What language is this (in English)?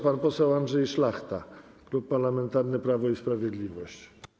Polish